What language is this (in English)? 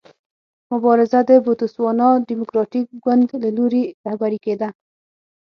Pashto